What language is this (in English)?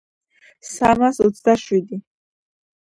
Georgian